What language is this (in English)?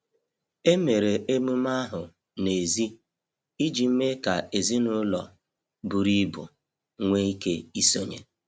Igbo